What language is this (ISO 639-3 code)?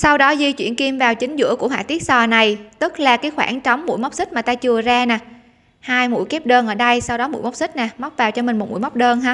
vie